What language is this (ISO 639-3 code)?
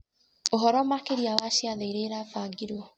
kik